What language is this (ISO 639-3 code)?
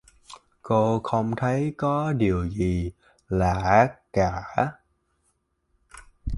vie